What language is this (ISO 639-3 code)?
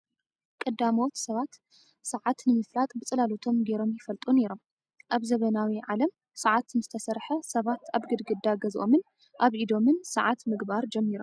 tir